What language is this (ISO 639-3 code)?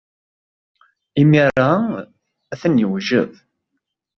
kab